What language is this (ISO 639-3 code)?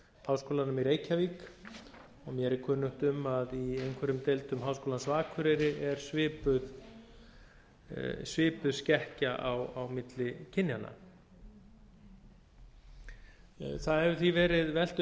isl